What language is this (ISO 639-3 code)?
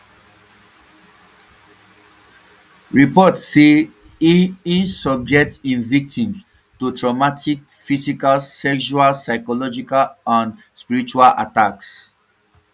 pcm